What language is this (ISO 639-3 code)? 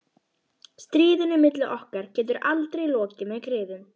isl